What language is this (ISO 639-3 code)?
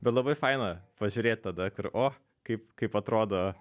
lit